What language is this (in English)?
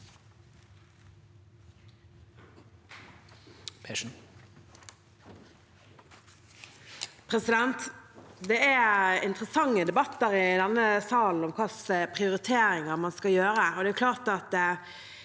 Norwegian